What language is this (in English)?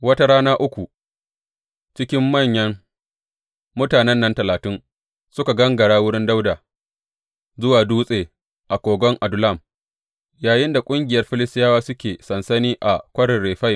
Hausa